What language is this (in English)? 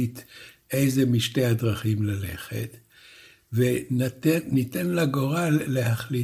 Hebrew